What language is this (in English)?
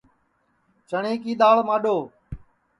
Sansi